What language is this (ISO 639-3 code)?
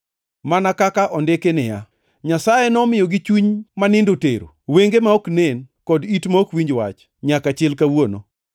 luo